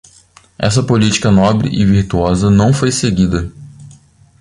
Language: Portuguese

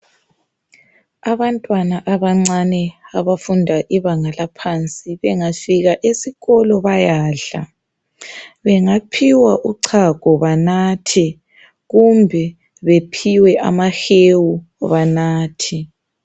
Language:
North Ndebele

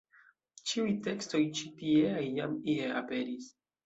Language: Esperanto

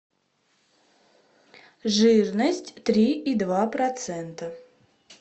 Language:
Russian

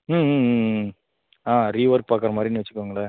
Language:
Tamil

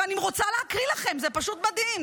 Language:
Hebrew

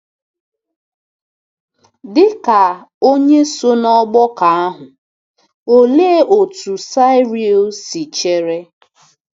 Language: Igbo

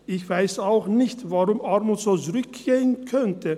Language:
Swiss German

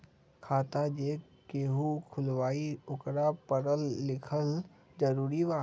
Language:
Magahi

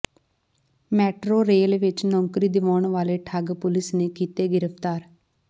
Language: Punjabi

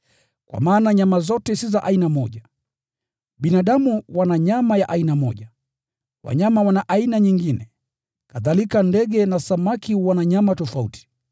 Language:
Swahili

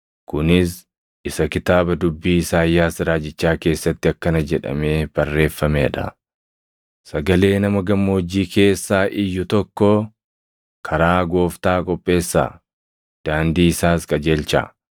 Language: Oromo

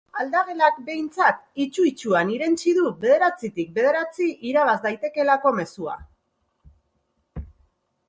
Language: Basque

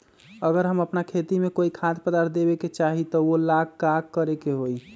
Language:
Magahi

